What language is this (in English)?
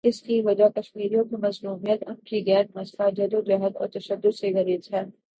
Urdu